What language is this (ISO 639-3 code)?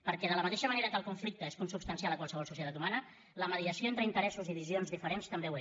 cat